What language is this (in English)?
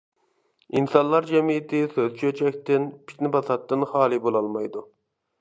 Uyghur